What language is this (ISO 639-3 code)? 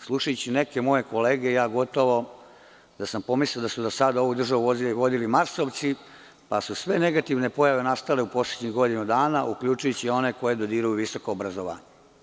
srp